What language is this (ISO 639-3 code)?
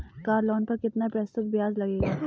hin